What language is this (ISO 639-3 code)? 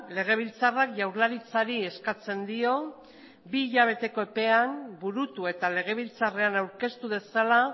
eus